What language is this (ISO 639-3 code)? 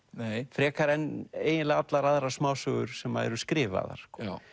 isl